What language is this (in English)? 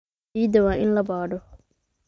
Somali